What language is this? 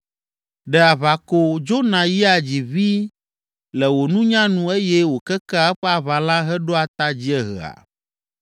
Ewe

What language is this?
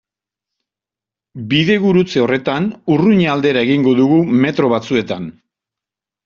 Basque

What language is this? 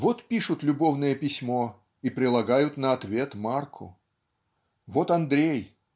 Russian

